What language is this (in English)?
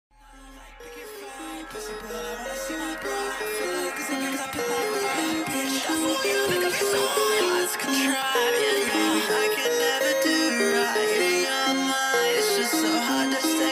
Vietnamese